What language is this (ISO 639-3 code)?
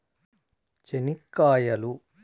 tel